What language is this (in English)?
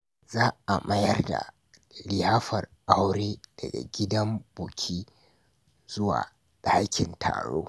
Hausa